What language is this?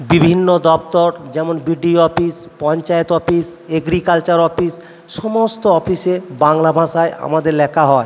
Bangla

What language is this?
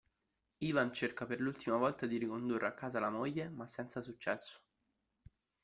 Italian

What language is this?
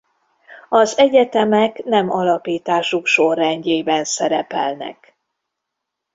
Hungarian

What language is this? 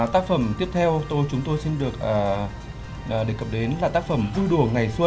Vietnamese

